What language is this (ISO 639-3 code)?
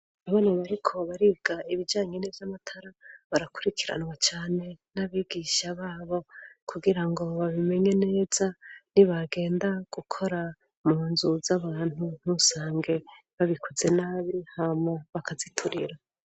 run